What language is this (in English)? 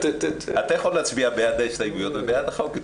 Hebrew